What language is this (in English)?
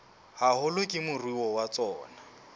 Southern Sotho